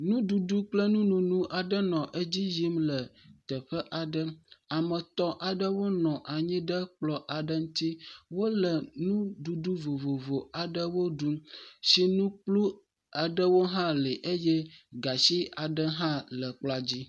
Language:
Ewe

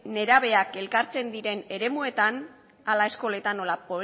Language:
Basque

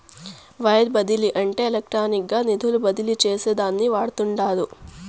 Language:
Telugu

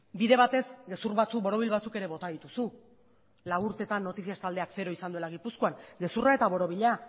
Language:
Basque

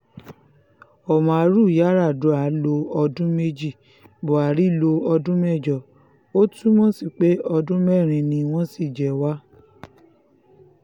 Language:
Yoruba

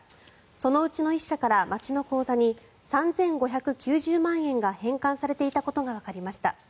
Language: Japanese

